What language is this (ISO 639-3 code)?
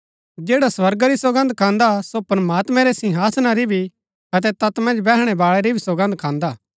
gbk